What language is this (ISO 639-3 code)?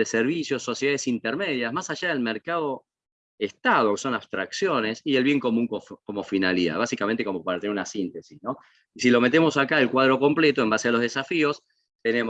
spa